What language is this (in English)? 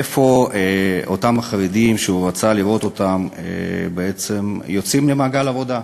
Hebrew